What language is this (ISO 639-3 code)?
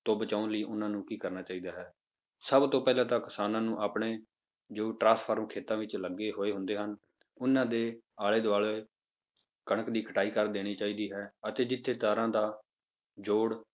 pan